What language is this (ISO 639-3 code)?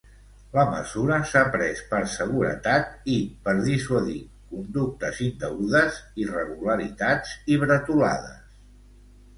cat